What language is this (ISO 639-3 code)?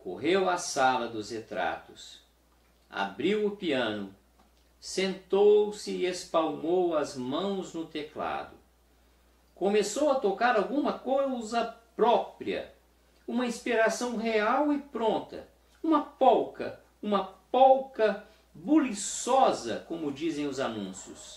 por